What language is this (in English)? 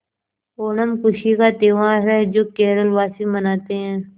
Hindi